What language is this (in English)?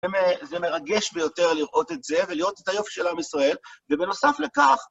Hebrew